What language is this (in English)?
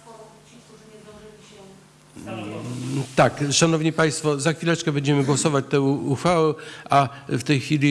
Polish